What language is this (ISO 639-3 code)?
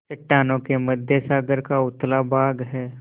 hin